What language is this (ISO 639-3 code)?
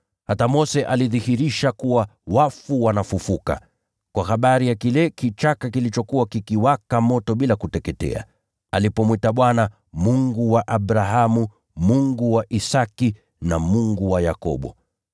swa